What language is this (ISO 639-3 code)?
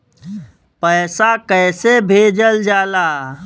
bho